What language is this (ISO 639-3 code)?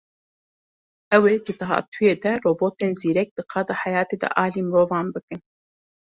kur